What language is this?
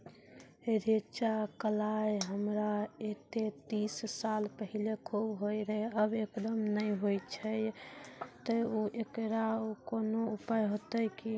Maithili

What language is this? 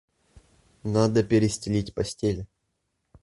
Russian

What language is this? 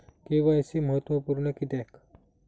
Marathi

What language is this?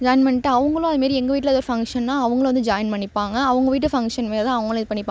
Tamil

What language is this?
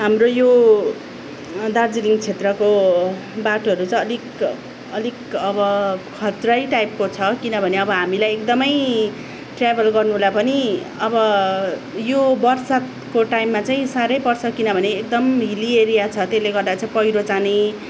Nepali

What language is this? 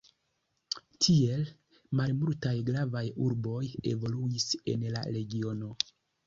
Esperanto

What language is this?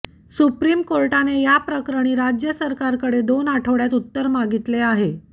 Marathi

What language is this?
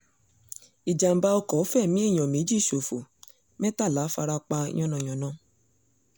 Yoruba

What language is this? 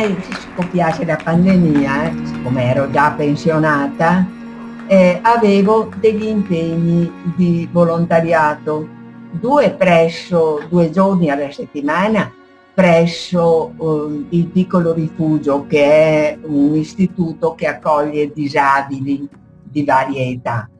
Italian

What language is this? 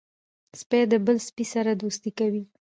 Pashto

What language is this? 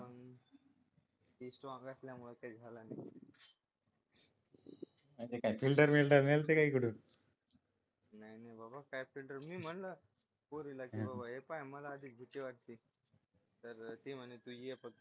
Marathi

